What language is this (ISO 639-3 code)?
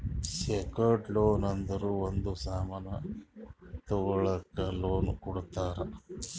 kan